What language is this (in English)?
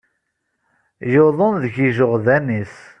Kabyle